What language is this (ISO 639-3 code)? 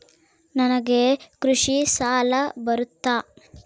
kan